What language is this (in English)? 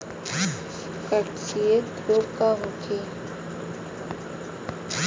Bhojpuri